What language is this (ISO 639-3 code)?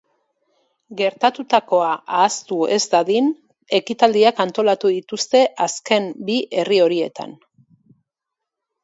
eus